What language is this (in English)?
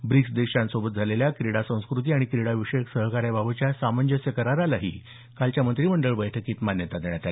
Marathi